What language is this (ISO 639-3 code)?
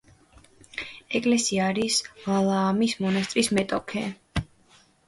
kat